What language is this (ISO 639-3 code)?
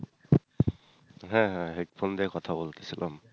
ben